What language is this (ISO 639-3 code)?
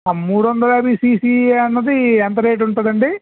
tel